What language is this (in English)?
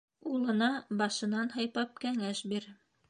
Bashkir